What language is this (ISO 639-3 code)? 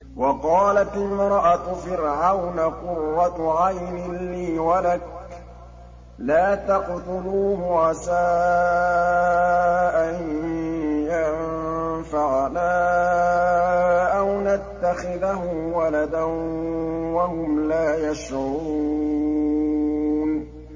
ara